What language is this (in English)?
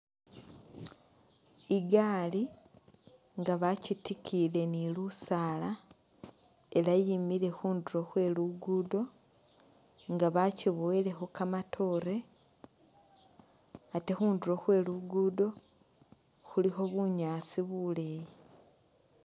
Masaaba